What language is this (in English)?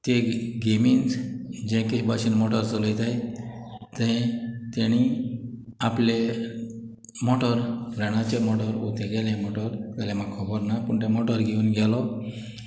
Konkani